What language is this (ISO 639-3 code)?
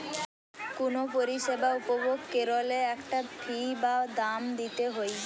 ben